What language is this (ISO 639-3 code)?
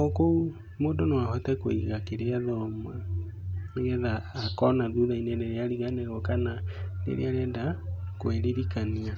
kik